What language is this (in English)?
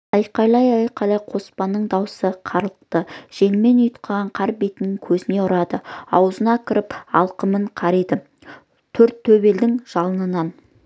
Kazakh